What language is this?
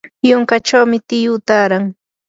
Yanahuanca Pasco Quechua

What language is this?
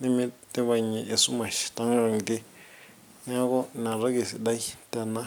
Masai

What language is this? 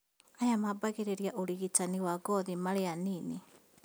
Kikuyu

